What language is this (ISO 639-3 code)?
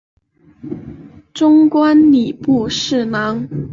zho